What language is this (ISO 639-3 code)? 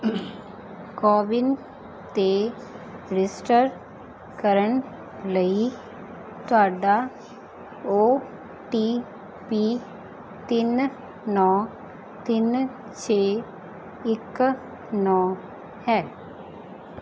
pan